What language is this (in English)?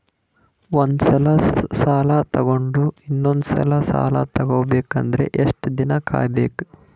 Kannada